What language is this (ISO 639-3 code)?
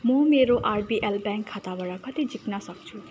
nep